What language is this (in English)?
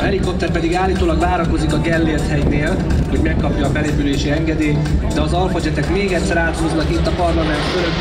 Hungarian